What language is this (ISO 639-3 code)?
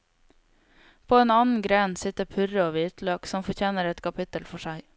nor